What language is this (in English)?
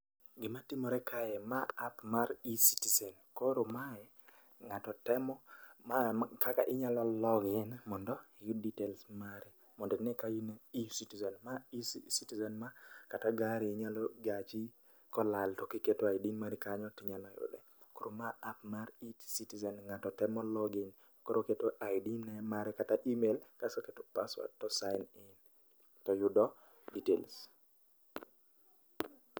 Luo (Kenya and Tanzania)